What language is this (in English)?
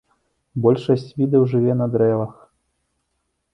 Belarusian